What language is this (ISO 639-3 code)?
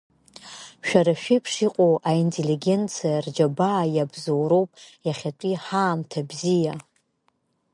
abk